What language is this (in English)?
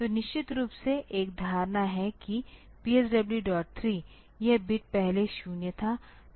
Hindi